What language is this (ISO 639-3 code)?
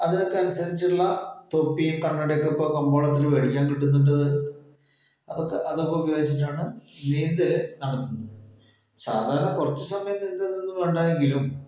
mal